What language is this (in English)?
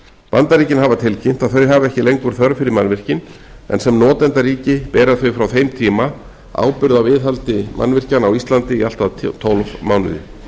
Icelandic